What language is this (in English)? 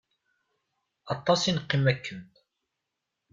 Kabyle